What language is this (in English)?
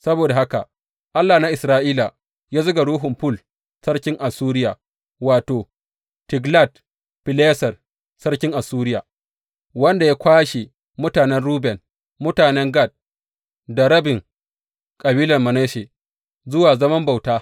Hausa